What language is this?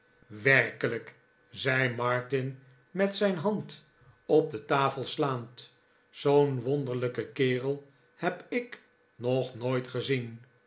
Dutch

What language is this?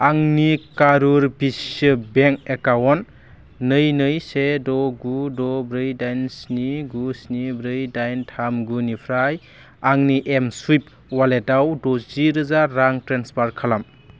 Bodo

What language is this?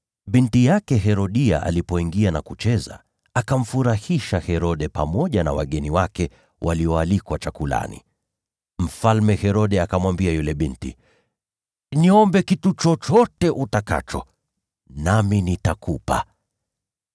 Swahili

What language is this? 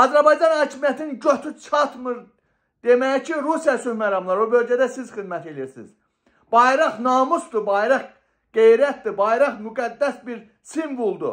Turkish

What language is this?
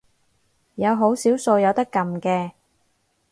Cantonese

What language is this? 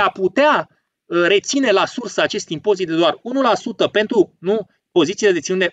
Romanian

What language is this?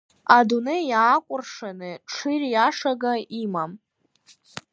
Abkhazian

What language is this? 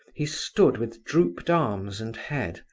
English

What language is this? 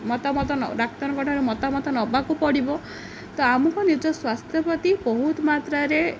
Odia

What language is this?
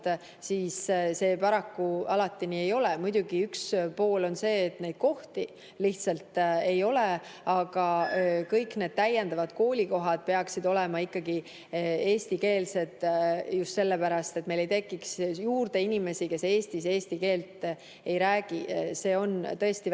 Estonian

